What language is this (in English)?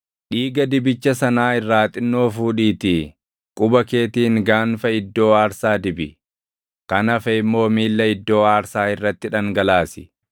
Oromo